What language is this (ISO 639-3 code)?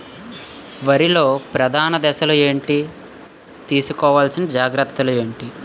tel